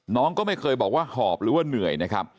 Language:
Thai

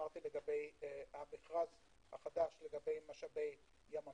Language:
Hebrew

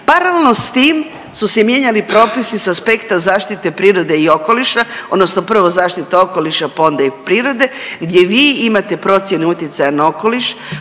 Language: Croatian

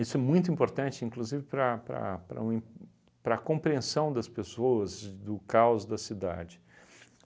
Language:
Portuguese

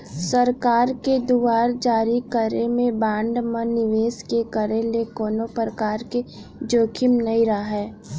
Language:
Chhattisgarhi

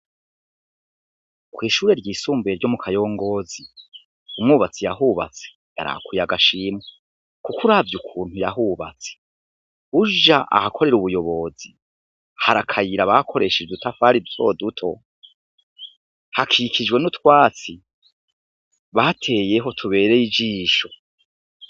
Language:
Rundi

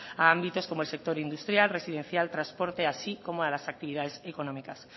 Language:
Spanish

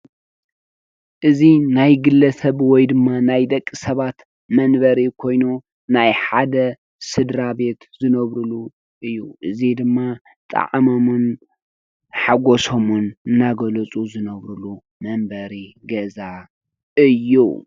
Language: Tigrinya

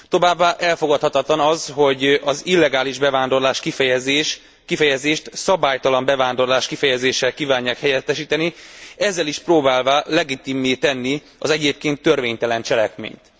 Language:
Hungarian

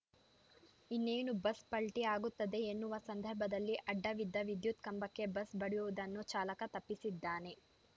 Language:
Kannada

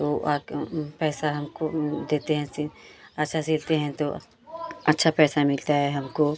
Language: Hindi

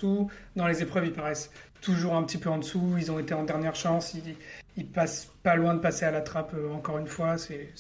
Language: French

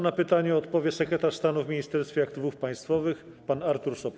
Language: Polish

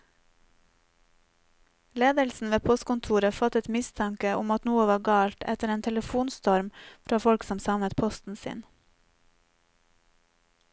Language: Norwegian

